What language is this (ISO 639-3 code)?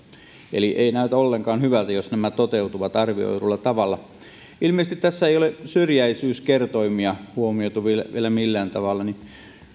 fin